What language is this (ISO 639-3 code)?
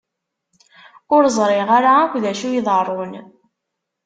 kab